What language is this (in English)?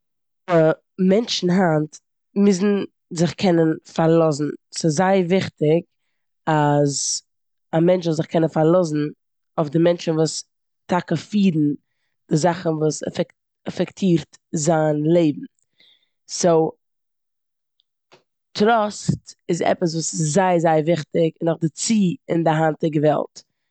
Yiddish